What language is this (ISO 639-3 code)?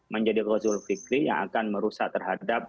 ind